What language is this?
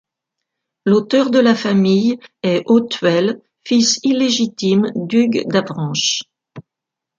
French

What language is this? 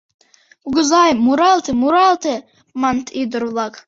Mari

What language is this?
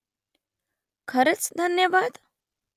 Marathi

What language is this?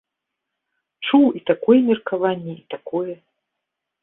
Belarusian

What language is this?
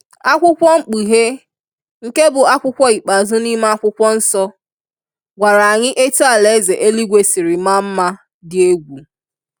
Igbo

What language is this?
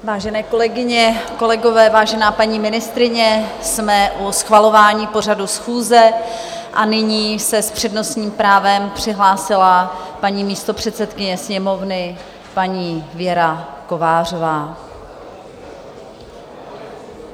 Czech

